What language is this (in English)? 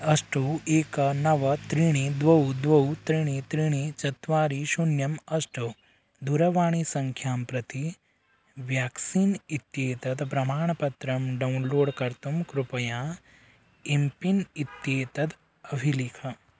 Sanskrit